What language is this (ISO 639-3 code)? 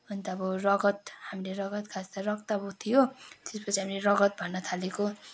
nep